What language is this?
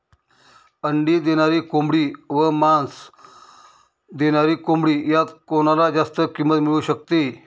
Marathi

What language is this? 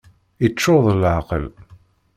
Kabyle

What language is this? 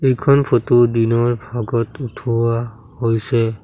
Assamese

